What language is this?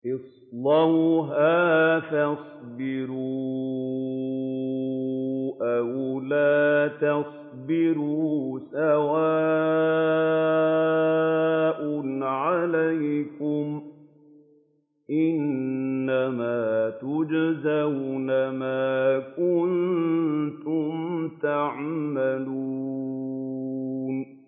Arabic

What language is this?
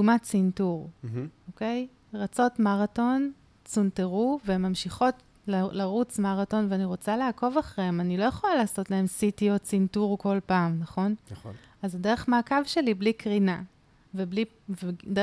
Hebrew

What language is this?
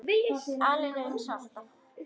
Icelandic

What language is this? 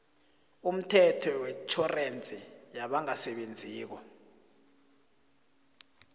South Ndebele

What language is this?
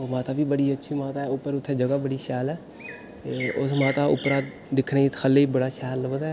Dogri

